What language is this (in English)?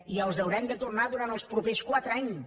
Catalan